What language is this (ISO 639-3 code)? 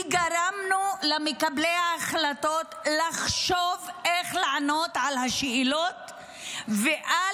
heb